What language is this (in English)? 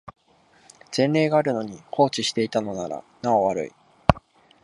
Japanese